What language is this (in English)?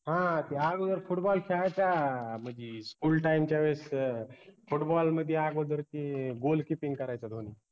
Marathi